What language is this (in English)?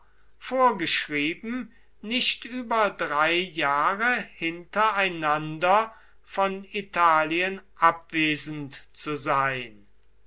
German